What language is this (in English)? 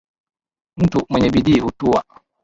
Swahili